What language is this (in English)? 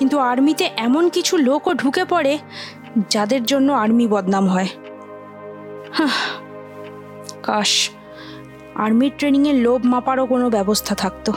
Bangla